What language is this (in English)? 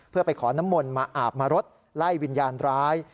Thai